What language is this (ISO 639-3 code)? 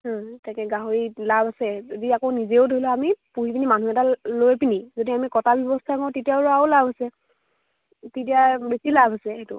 asm